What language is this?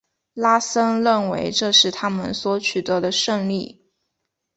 Chinese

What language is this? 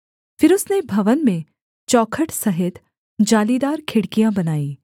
Hindi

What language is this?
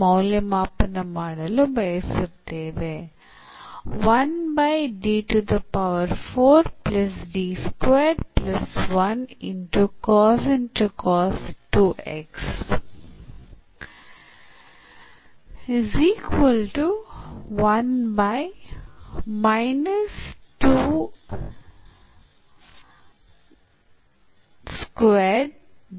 Kannada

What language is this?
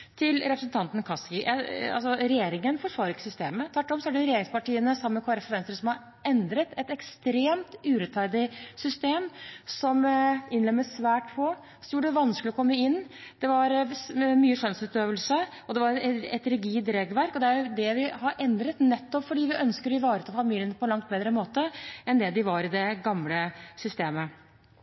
Norwegian Bokmål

